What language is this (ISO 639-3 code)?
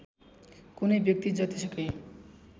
nep